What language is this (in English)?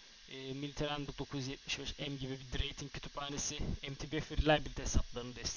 Turkish